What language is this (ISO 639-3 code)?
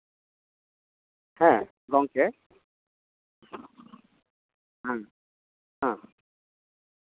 sat